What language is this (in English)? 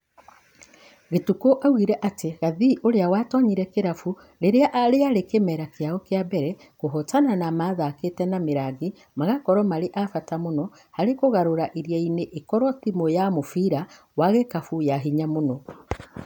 Kikuyu